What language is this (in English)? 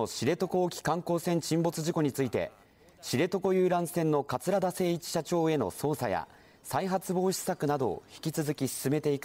Japanese